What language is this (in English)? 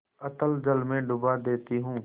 Hindi